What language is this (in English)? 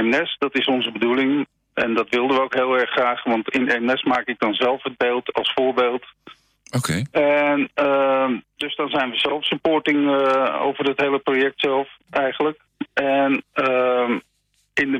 Dutch